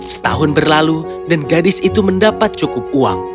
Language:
Indonesian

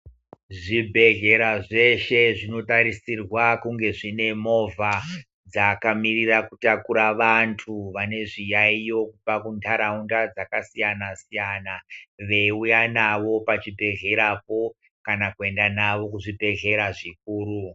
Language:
Ndau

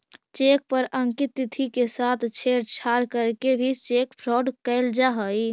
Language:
Magahi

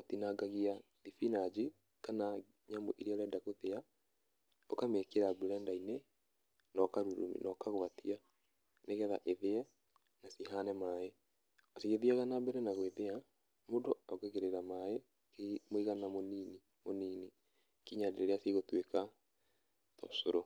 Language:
Kikuyu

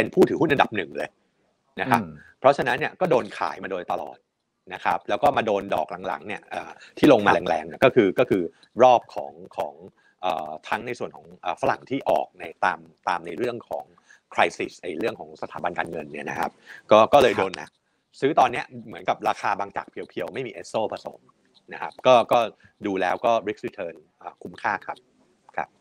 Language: Thai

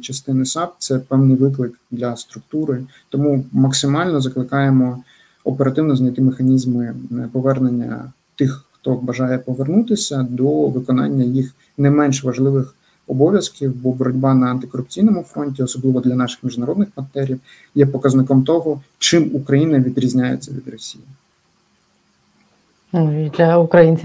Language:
Ukrainian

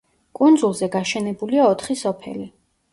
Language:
Georgian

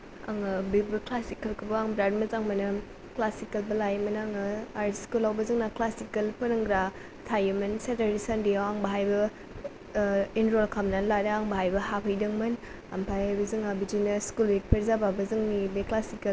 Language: Bodo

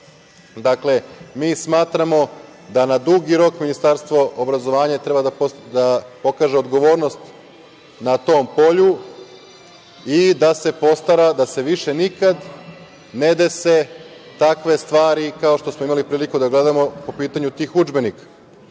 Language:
Serbian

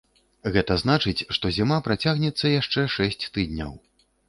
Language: Belarusian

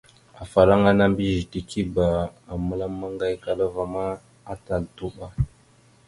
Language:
Mada (Cameroon)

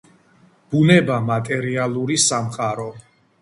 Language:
Georgian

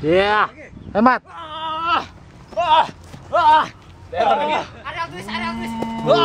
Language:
Indonesian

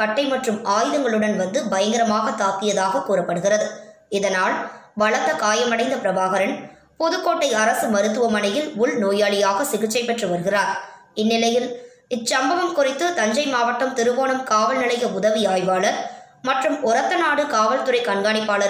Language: Hindi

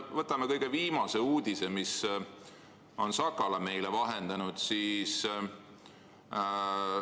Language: Estonian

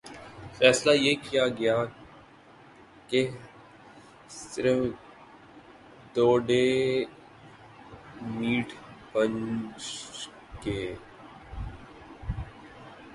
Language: Urdu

